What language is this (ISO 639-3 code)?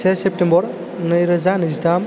brx